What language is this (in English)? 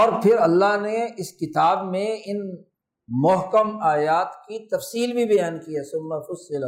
Urdu